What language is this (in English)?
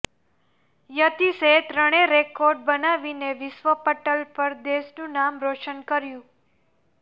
Gujarati